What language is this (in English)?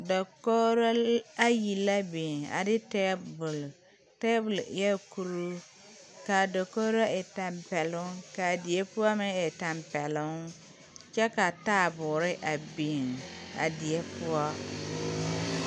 Southern Dagaare